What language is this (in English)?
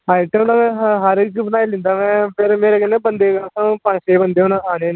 Dogri